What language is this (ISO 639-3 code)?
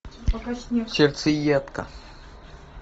rus